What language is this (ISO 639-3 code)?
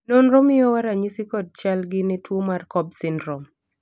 luo